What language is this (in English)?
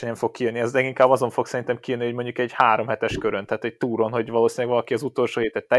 Hungarian